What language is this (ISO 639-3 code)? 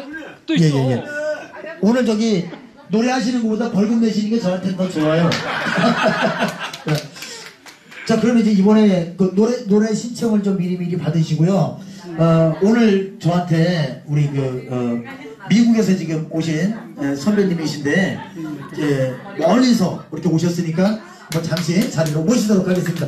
kor